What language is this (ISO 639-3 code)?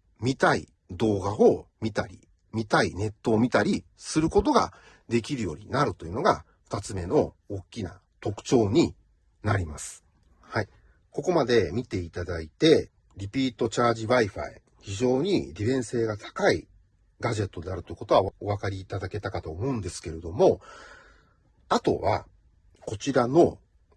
jpn